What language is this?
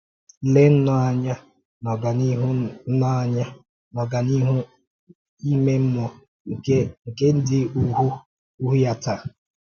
Igbo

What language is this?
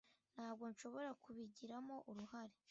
Kinyarwanda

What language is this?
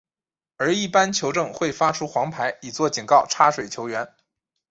Chinese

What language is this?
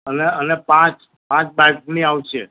Gujarati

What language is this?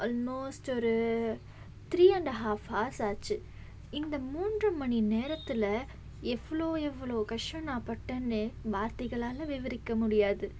Tamil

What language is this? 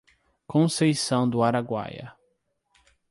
Portuguese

